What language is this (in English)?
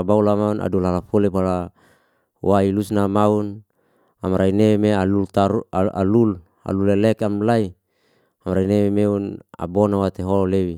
Liana-Seti